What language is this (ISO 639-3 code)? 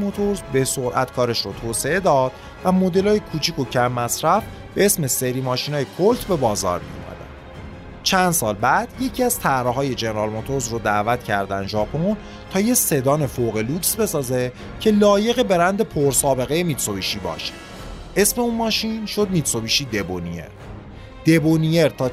fas